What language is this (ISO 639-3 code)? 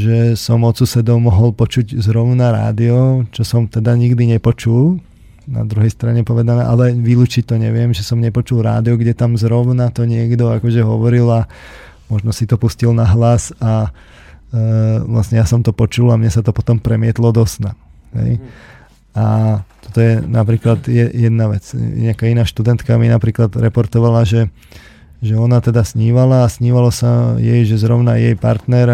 slk